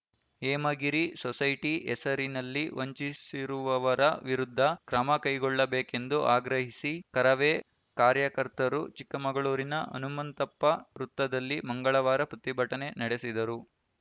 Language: Kannada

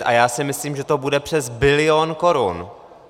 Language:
Czech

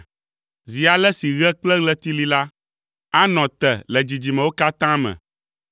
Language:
Ewe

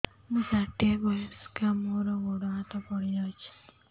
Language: Odia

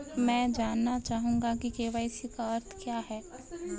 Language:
Hindi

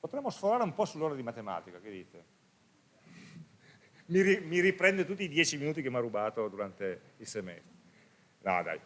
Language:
Italian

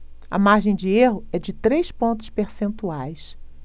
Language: Portuguese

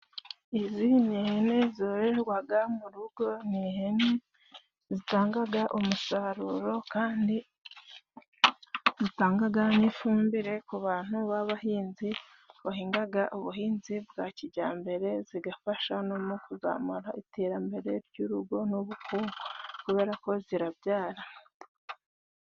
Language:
Kinyarwanda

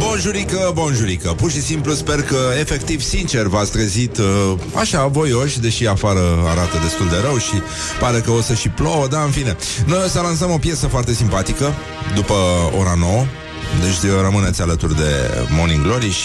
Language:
Romanian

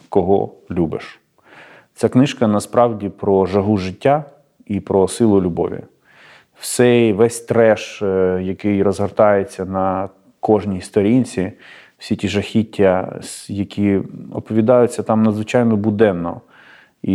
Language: Ukrainian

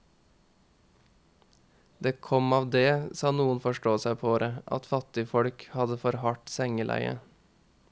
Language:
Norwegian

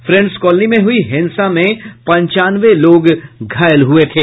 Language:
Hindi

